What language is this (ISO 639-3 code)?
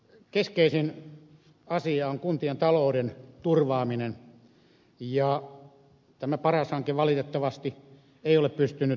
fin